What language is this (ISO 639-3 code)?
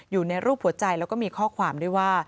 tha